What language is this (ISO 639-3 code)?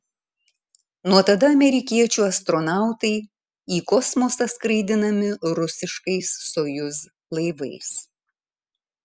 lit